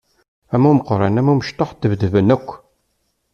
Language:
Kabyle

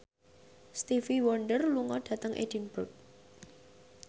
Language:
Javanese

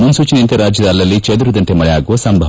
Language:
Kannada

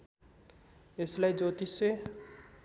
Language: Nepali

